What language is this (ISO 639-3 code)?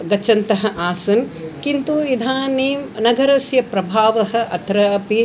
san